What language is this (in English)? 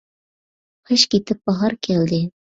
Uyghur